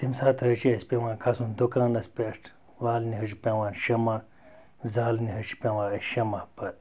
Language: Kashmiri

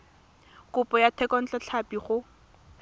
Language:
Tswana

